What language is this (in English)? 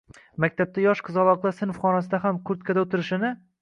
Uzbek